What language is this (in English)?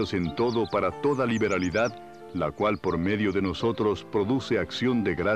Spanish